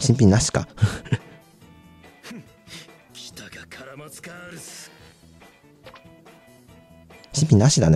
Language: Japanese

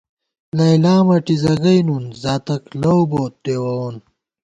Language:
Gawar-Bati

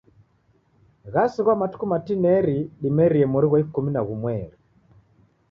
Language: Taita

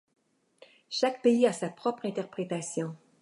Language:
French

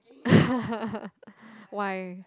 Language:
English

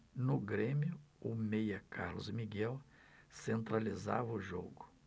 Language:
Portuguese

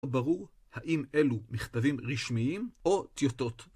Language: Hebrew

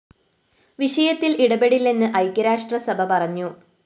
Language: Malayalam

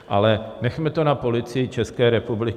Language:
Czech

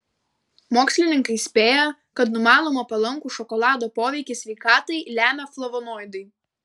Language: Lithuanian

